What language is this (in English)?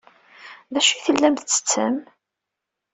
Kabyle